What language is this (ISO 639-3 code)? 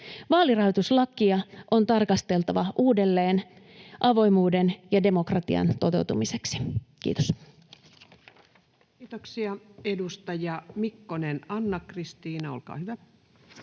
fin